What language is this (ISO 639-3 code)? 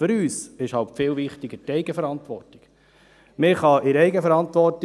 gsw